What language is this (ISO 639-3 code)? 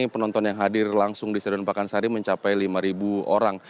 ind